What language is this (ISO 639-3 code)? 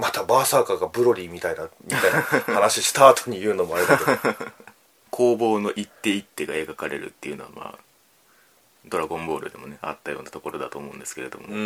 jpn